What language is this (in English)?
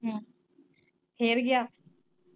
Punjabi